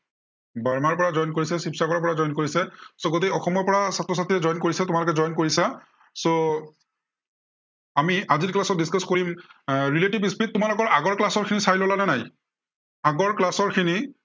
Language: Assamese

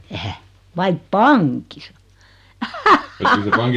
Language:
Finnish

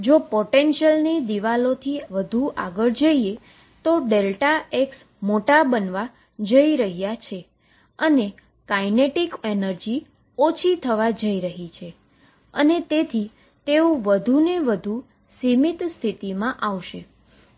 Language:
Gujarati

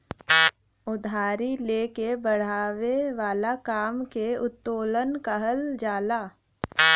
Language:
Bhojpuri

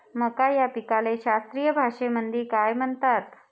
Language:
Marathi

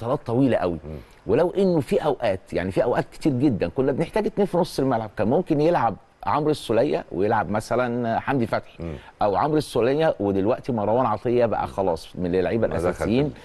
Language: Arabic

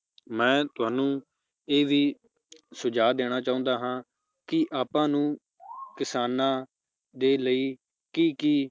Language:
Punjabi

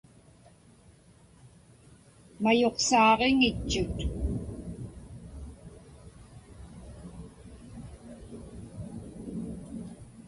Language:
Inupiaq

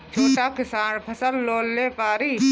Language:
Bhojpuri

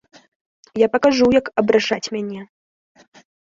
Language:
Belarusian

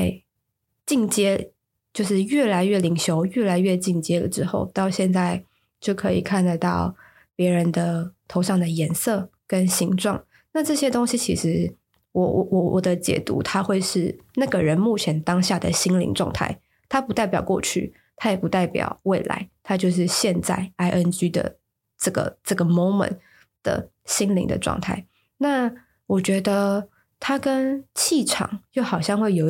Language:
Chinese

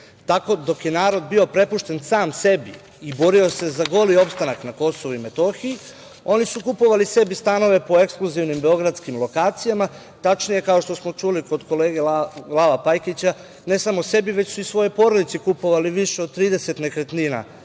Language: Serbian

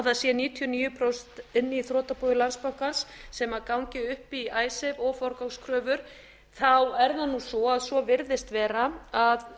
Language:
Icelandic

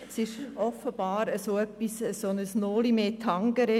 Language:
Swiss German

